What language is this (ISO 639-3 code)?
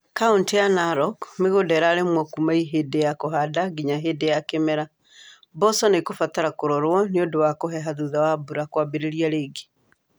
kik